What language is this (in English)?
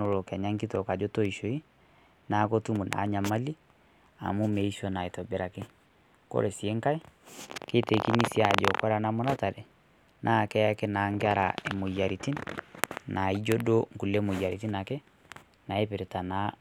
Masai